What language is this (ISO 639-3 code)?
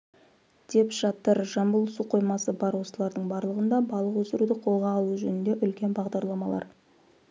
kaz